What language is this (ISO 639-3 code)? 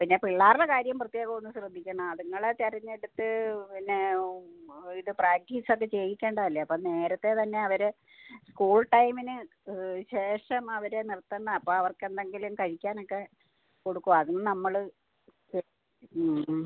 mal